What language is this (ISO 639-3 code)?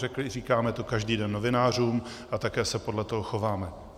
ces